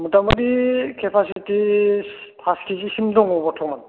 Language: Bodo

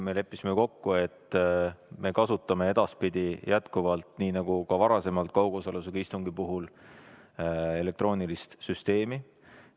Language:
Estonian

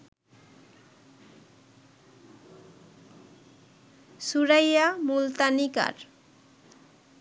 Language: Bangla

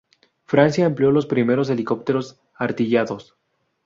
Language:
Spanish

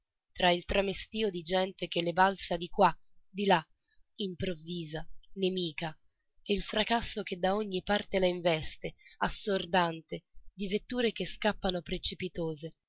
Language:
Italian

